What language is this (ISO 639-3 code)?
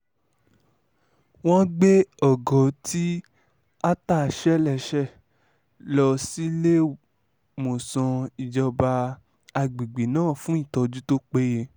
yor